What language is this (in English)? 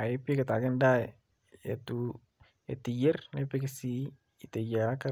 Masai